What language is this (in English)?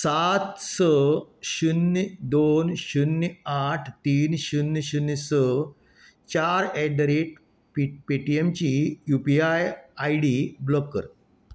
Konkani